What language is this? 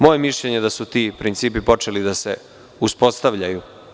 Serbian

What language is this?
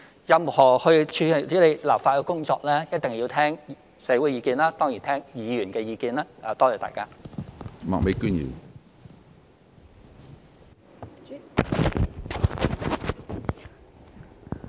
Cantonese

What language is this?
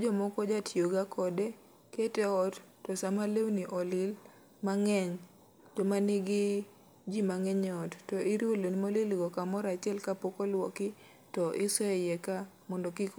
Luo (Kenya and Tanzania)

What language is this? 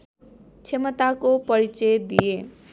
Nepali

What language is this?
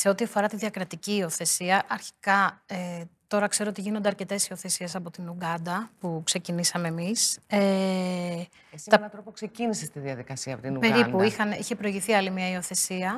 Greek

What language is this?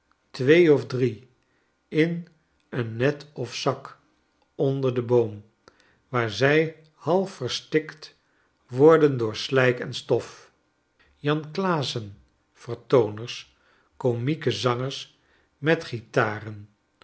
Dutch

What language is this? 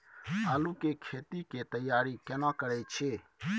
Maithili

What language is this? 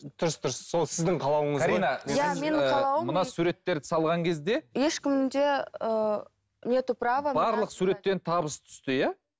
Kazakh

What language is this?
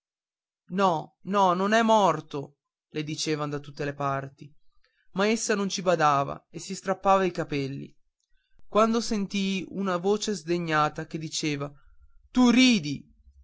Italian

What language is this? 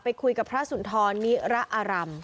Thai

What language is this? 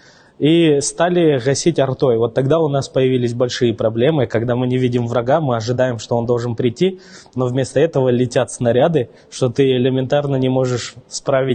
Russian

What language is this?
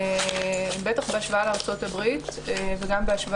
Hebrew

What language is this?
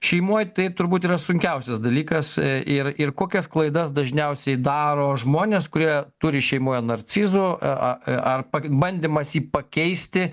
Lithuanian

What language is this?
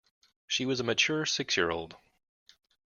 English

